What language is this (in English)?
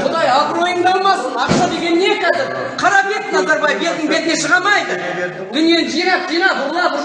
Turkish